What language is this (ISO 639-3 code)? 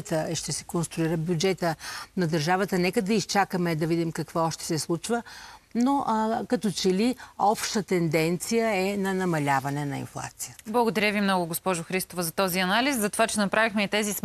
bul